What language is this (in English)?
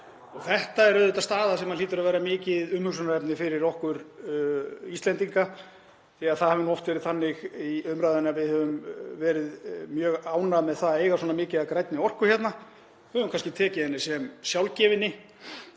Icelandic